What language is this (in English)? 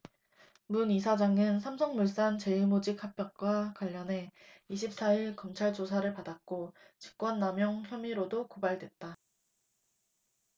Korean